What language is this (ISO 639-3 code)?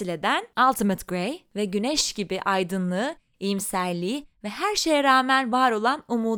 tur